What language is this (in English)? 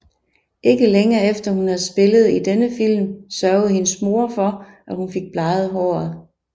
Danish